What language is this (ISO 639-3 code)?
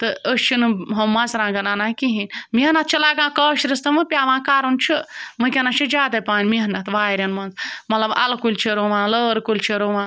kas